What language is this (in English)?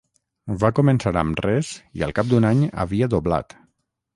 Catalan